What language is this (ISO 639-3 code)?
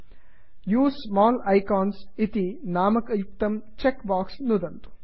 san